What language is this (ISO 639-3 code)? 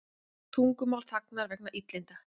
isl